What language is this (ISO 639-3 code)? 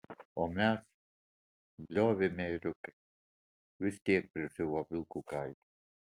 lit